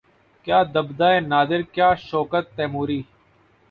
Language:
Urdu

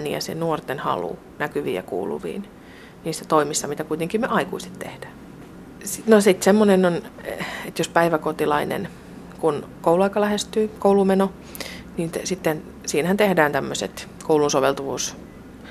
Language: Finnish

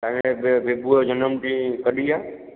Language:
Sindhi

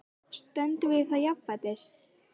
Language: Icelandic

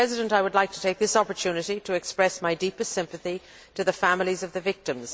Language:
English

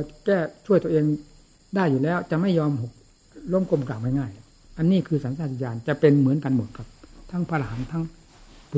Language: Thai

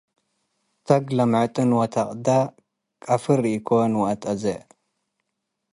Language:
Tigre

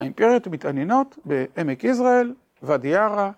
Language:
Hebrew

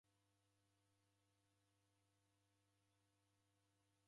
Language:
Taita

